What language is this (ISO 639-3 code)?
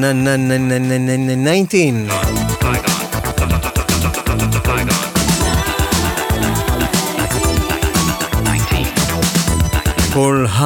heb